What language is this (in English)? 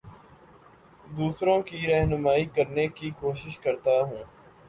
Urdu